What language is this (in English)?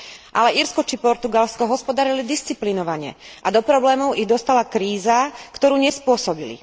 Slovak